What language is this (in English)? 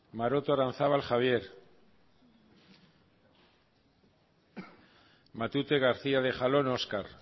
Basque